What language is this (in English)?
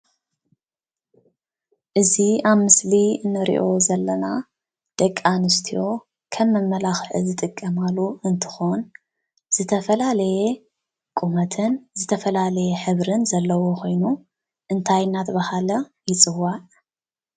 Tigrinya